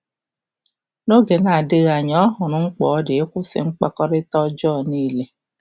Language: Igbo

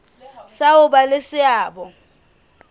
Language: Southern Sotho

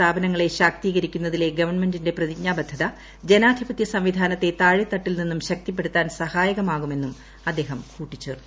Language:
Malayalam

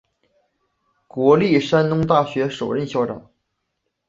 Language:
Chinese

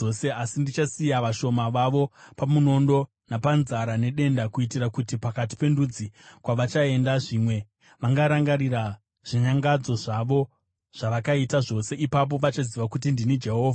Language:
Shona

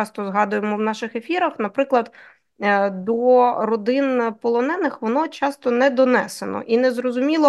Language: Ukrainian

